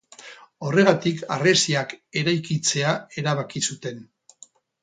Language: Basque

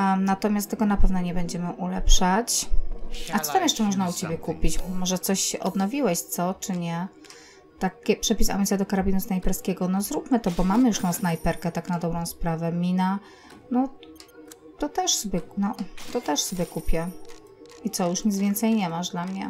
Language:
Polish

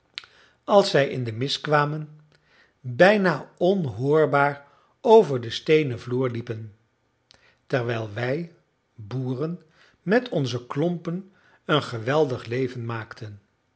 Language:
Dutch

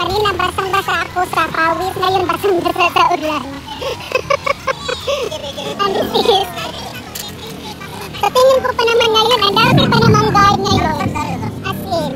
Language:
Filipino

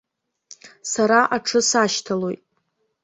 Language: Abkhazian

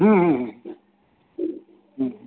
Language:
Santali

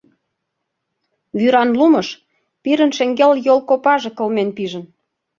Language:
Mari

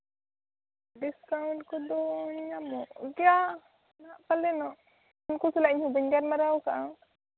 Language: Santali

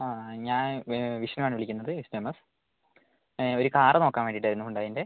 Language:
Malayalam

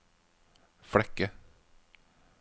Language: Norwegian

